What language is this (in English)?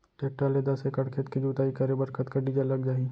Chhattisgarhi